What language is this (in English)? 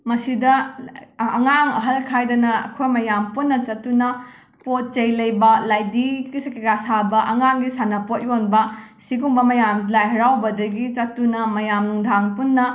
Manipuri